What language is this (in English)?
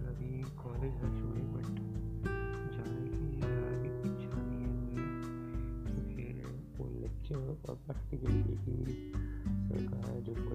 Hindi